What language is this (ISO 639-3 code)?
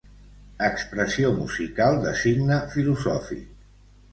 cat